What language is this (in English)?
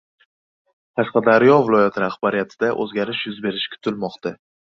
Uzbek